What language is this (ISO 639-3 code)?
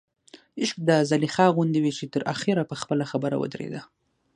pus